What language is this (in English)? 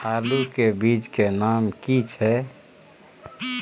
Maithili